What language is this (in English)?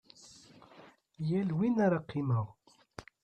Kabyle